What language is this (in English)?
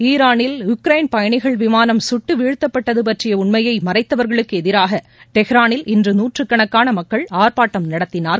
Tamil